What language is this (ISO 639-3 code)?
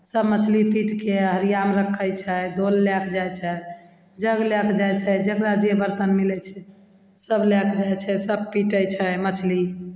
mai